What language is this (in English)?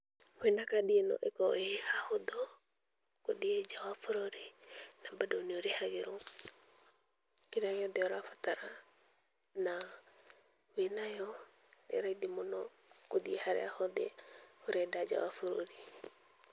Kikuyu